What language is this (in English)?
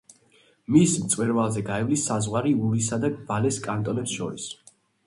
Georgian